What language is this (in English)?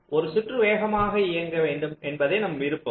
Tamil